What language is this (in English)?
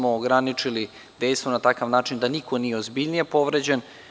Serbian